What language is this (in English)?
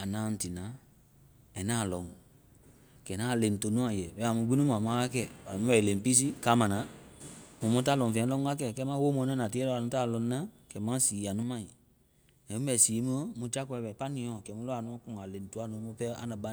Vai